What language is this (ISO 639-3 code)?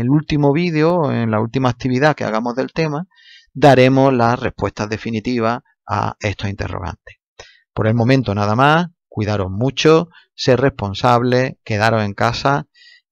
spa